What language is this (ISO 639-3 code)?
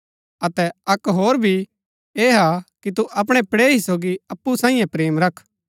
gbk